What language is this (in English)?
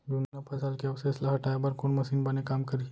Chhattisgarhi